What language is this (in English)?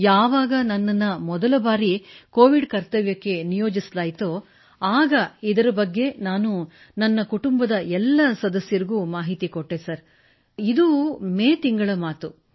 Kannada